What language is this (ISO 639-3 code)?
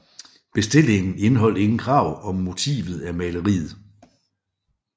dan